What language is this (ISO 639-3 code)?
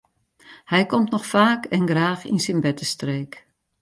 fry